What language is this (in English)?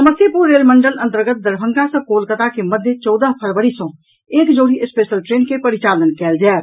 Maithili